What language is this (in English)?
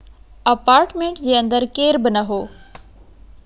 Sindhi